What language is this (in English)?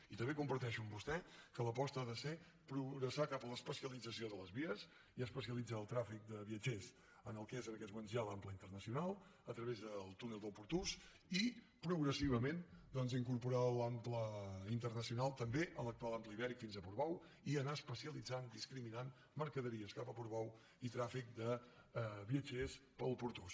Catalan